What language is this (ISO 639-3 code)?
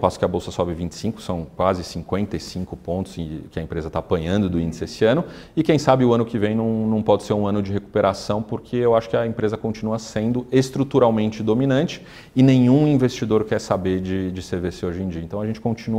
por